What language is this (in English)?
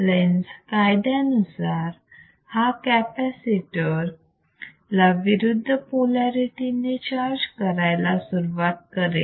Marathi